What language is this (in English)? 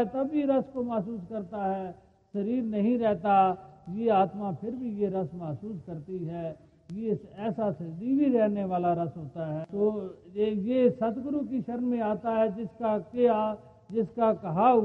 Hindi